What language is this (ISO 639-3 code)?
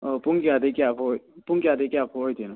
mni